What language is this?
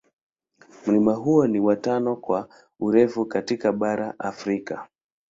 Swahili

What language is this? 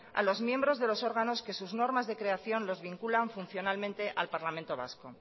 Spanish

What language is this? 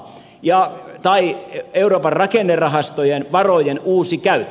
Finnish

